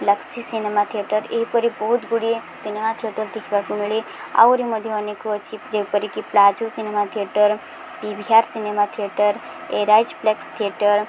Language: Odia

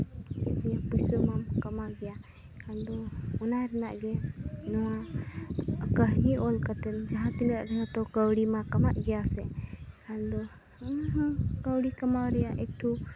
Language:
Santali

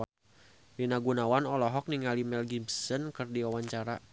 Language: Sundanese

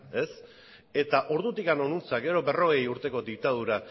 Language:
Basque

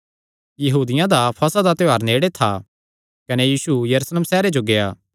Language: Kangri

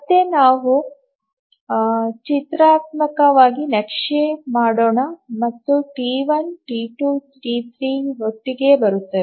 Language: Kannada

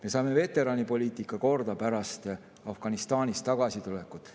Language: Estonian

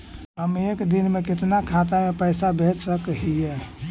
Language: Magahi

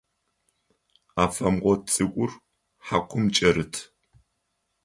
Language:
Adyghe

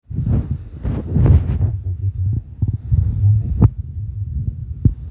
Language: Masai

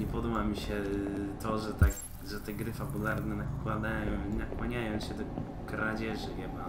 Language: Polish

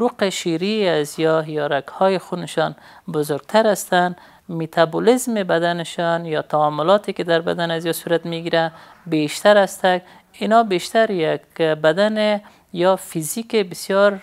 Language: Persian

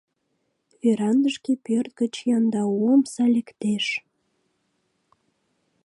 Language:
Mari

